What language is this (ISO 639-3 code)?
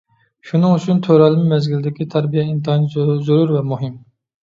uig